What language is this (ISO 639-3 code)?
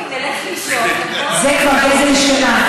heb